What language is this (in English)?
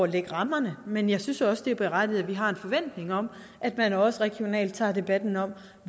Danish